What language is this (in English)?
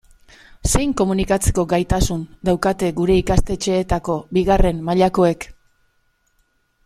Basque